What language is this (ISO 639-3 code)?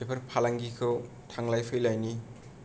brx